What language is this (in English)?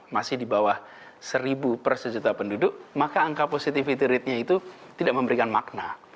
Indonesian